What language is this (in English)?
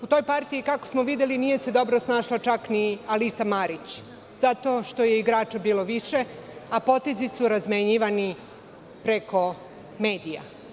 Serbian